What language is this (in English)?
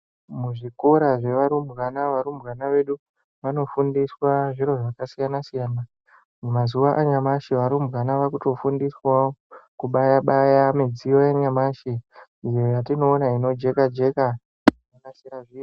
Ndau